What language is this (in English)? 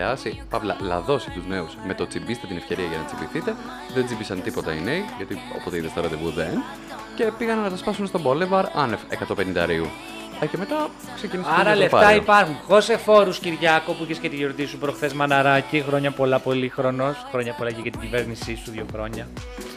Greek